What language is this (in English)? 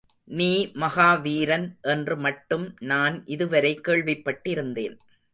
Tamil